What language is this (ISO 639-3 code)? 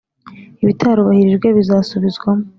kin